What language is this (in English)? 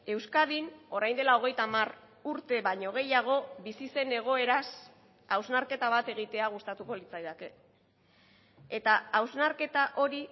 Basque